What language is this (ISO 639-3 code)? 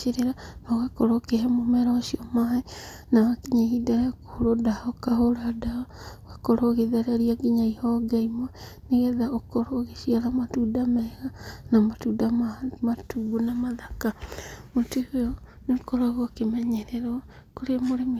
kik